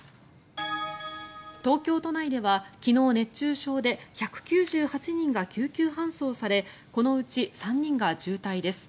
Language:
Japanese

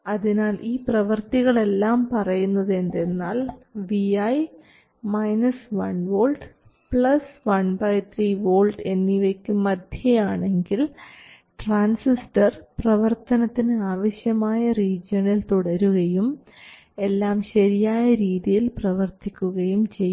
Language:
Malayalam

